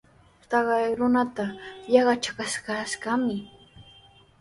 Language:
Sihuas Ancash Quechua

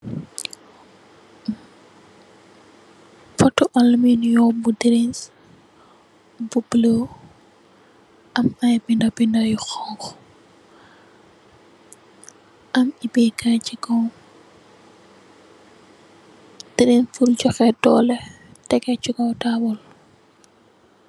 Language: Wolof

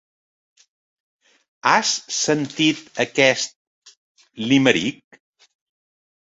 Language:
Catalan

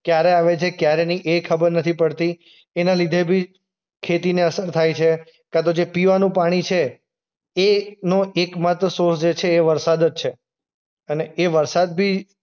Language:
Gujarati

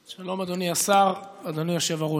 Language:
Hebrew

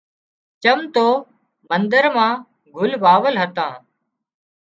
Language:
Wadiyara Koli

